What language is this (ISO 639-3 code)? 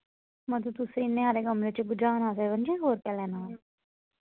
doi